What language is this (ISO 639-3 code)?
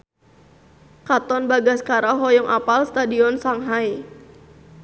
sun